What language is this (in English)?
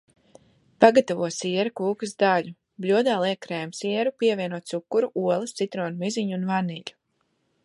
Latvian